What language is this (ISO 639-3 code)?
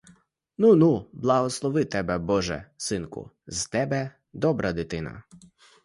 ukr